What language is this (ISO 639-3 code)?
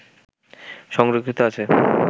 ben